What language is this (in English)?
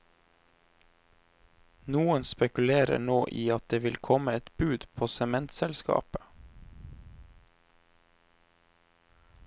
Norwegian